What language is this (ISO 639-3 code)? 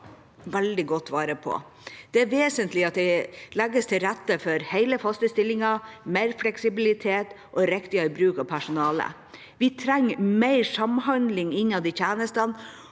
nor